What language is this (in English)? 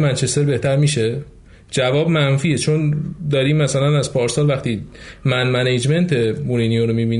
Persian